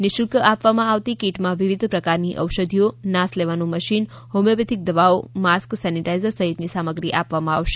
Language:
Gujarati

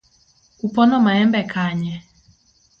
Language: Luo (Kenya and Tanzania)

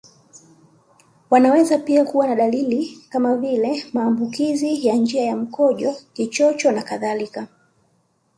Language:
Swahili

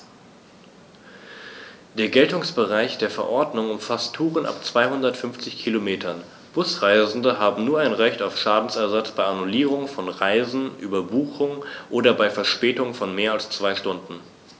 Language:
German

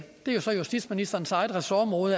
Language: Danish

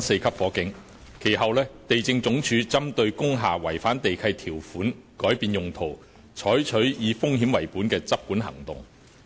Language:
Cantonese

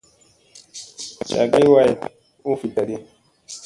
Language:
Musey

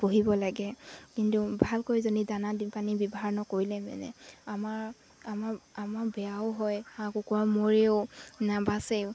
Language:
Assamese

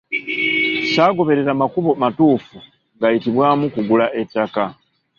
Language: Ganda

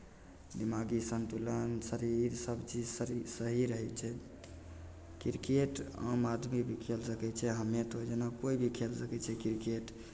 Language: Maithili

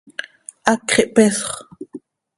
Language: Seri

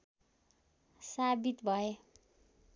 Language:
Nepali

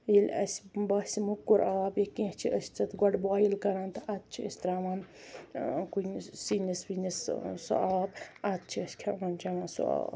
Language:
Kashmiri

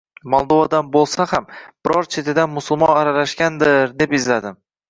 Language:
Uzbek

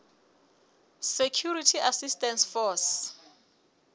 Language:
Southern Sotho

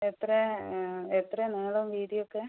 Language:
Malayalam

